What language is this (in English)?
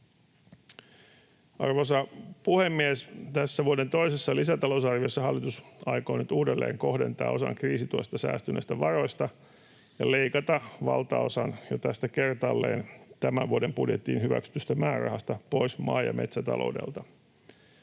Finnish